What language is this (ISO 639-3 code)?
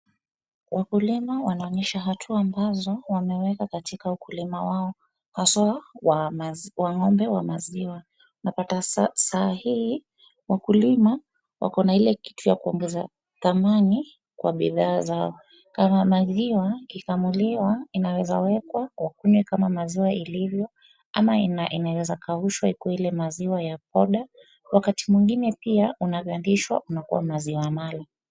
swa